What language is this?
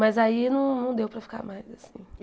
Portuguese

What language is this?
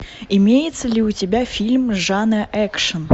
Russian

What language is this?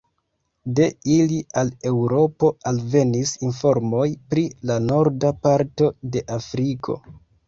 Esperanto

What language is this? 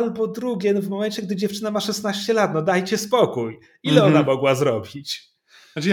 Polish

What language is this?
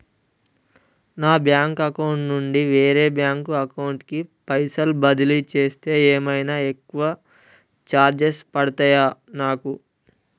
Telugu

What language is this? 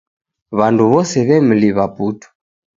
Taita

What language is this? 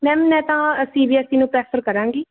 Punjabi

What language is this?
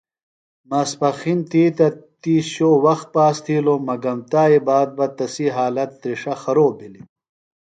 Phalura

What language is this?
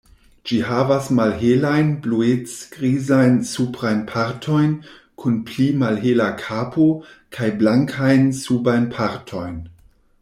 Esperanto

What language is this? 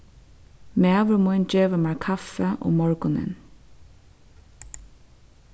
Faroese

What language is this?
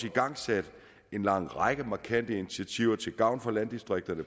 Danish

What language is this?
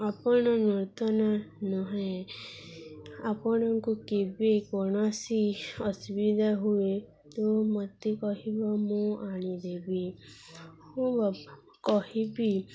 Odia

